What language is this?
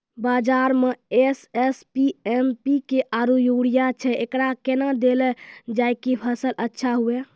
Maithili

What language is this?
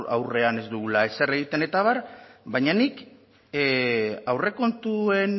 Basque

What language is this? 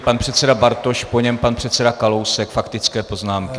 Czech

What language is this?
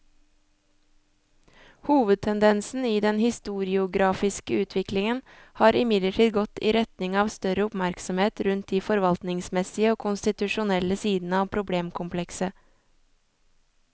Norwegian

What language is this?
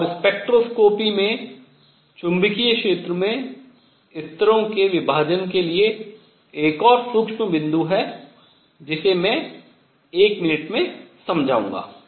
Hindi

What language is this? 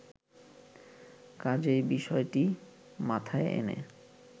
Bangla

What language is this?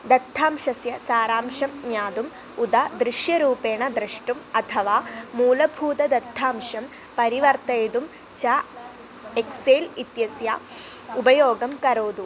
Sanskrit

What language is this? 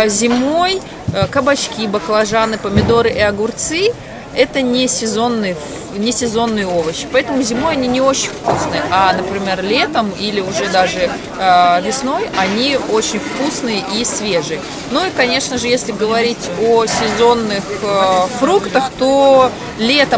Russian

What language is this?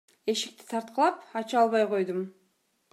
Kyrgyz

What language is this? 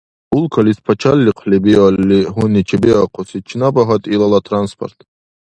Dargwa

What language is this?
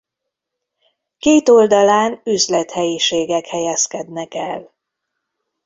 Hungarian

